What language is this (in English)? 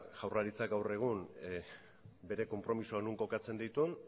Basque